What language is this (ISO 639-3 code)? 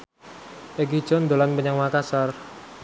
jav